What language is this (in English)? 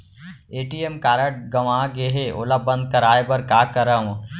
Chhattisgarhi